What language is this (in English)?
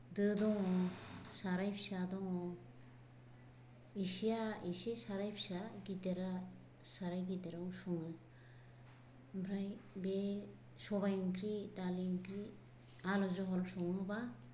Bodo